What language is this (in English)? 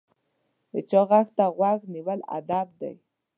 Pashto